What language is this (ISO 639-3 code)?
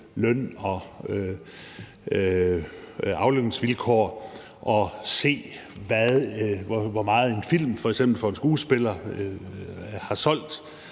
dan